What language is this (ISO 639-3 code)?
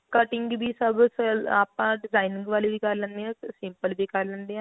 pan